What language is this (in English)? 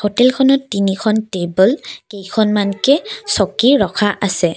Assamese